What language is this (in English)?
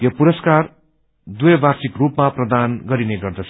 Nepali